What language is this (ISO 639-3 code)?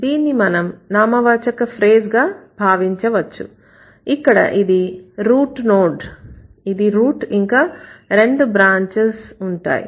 tel